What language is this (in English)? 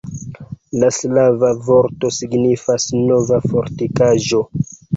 Esperanto